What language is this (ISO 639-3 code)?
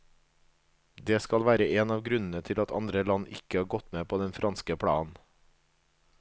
nor